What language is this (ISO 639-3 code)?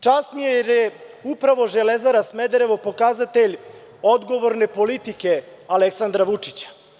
srp